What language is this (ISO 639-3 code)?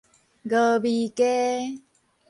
nan